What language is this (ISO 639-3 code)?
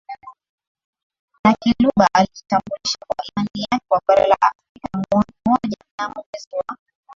swa